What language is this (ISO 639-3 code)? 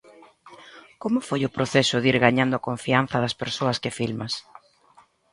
glg